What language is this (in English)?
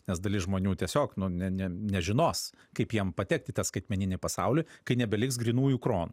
Lithuanian